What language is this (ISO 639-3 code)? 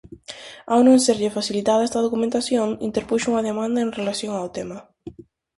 glg